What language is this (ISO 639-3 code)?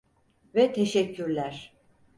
tur